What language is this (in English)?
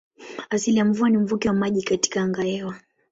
Swahili